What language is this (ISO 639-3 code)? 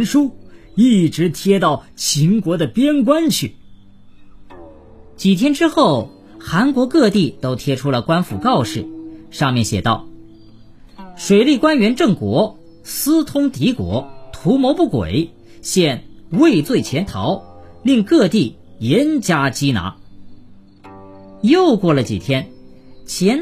zho